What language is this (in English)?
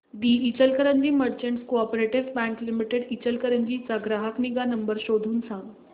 Marathi